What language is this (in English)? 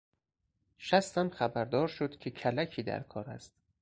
Persian